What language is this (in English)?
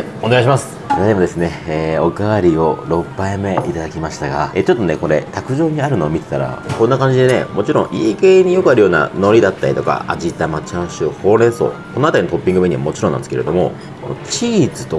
Japanese